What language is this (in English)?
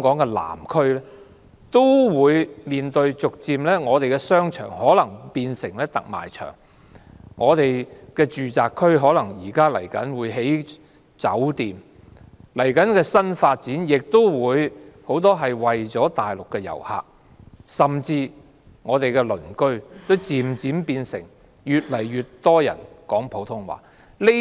Cantonese